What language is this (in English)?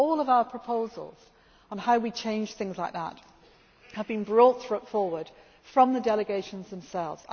English